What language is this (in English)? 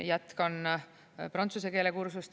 Estonian